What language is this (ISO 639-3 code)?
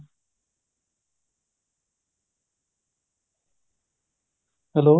pan